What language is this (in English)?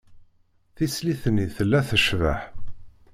Kabyle